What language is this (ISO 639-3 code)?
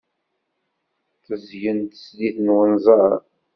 kab